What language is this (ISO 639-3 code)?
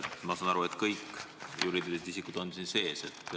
est